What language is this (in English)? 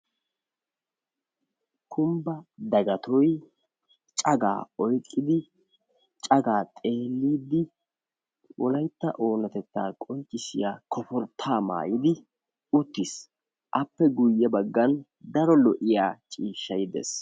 Wolaytta